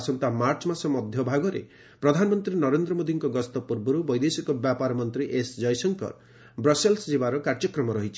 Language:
Odia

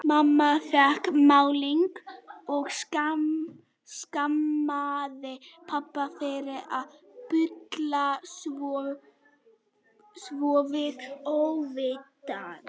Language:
Icelandic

